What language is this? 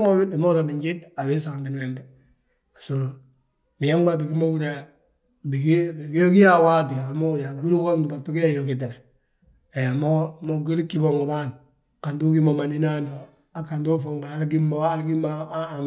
Balanta-Ganja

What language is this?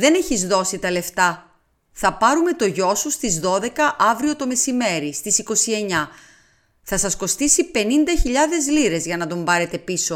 Greek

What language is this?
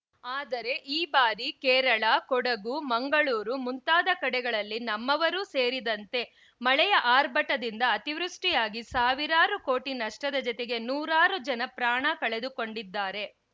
Kannada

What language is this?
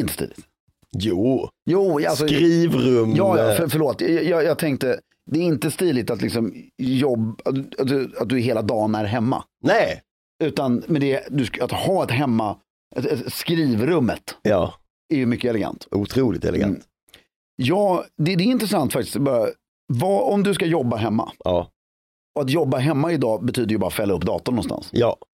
Swedish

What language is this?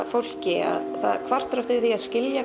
Icelandic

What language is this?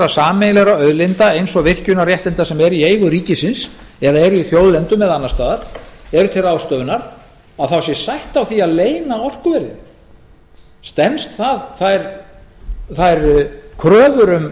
Icelandic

